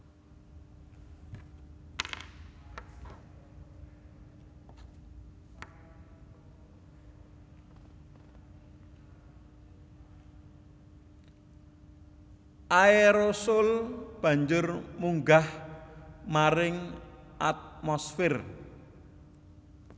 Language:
Javanese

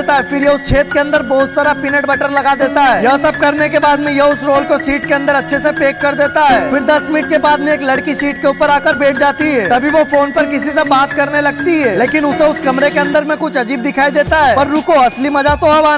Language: Hindi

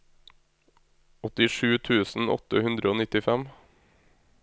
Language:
Norwegian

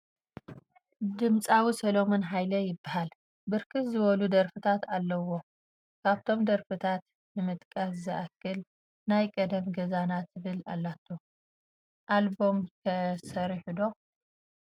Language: Tigrinya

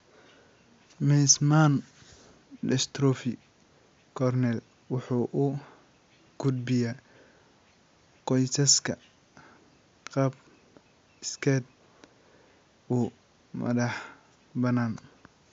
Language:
Somali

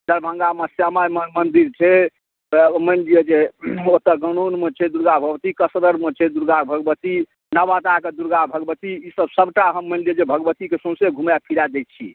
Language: Maithili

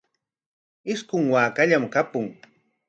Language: Corongo Ancash Quechua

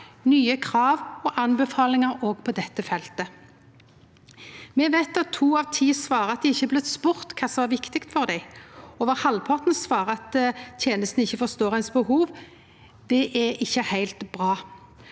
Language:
Norwegian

